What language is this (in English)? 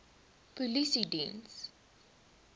Afrikaans